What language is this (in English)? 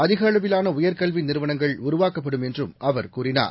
Tamil